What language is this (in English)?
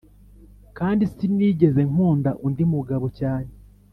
Kinyarwanda